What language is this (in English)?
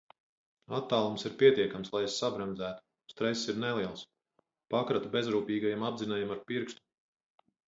Latvian